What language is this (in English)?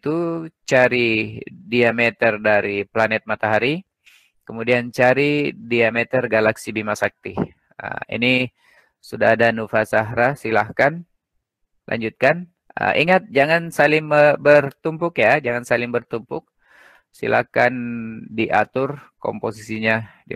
Indonesian